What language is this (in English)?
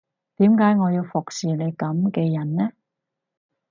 Cantonese